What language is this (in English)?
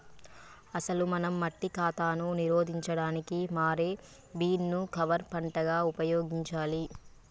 Telugu